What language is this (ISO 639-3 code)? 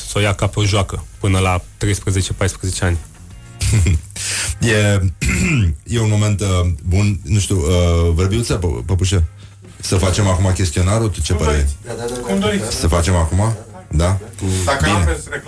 ron